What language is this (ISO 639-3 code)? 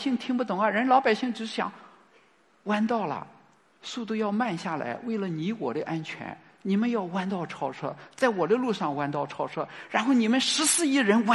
zho